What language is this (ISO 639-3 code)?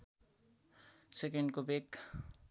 nep